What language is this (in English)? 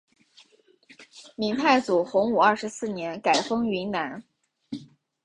Chinese